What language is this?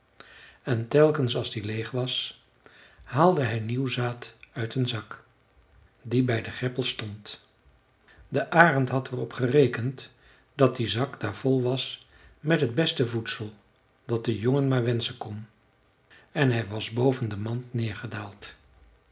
Dutch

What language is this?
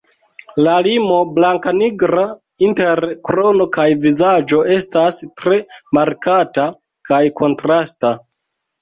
Esperanto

